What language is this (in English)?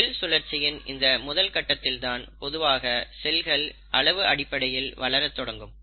Tamil